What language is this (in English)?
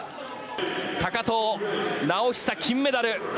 Japanese